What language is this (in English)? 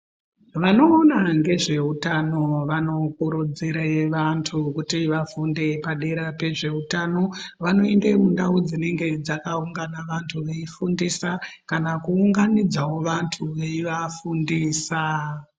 Ndau